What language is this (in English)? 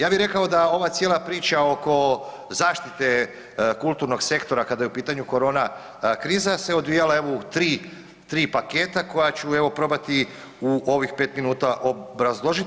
Croatian